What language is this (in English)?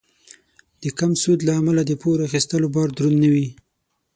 Pashto